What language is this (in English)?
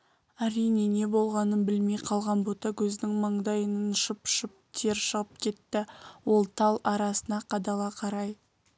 Kazakh